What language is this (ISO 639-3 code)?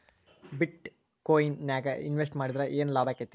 kan